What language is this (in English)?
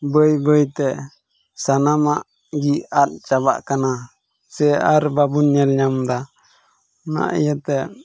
Santali